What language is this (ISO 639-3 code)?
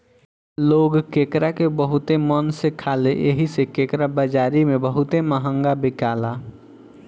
bho